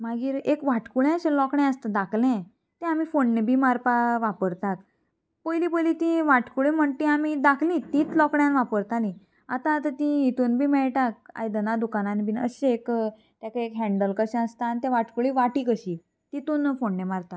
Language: Konkani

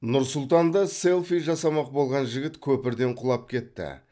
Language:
Kazakh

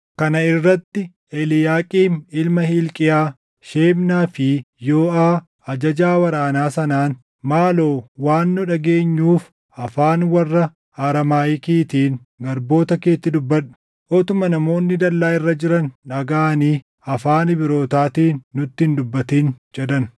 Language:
Oromo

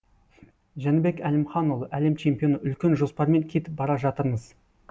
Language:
Kazakh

